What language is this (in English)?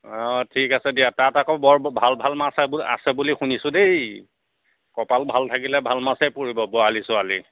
Assamese